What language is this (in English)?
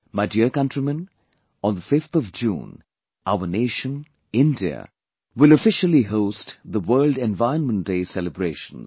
English